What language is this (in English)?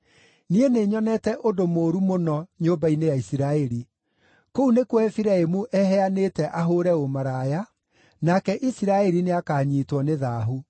Kikuyu